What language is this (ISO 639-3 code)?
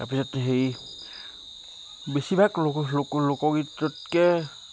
asm